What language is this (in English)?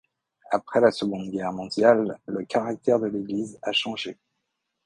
French